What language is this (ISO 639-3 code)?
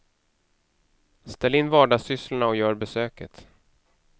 swe